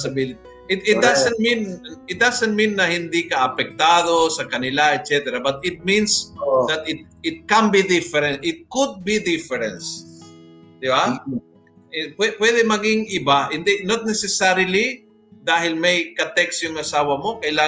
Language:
Filipino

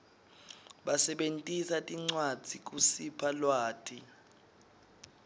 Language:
Swati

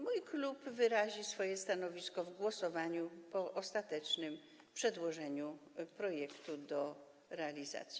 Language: Polish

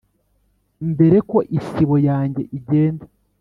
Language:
Kinyarwanda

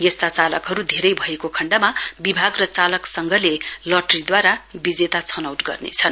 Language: Nepali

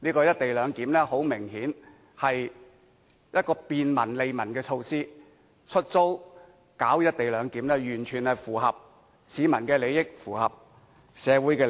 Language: Cantonese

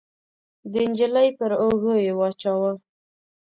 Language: Pashto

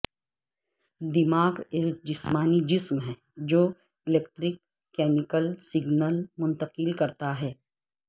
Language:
Urdu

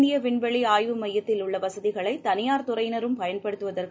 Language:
Tamil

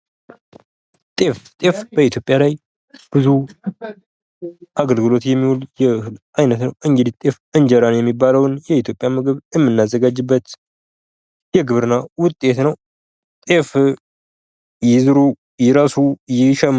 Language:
Amharic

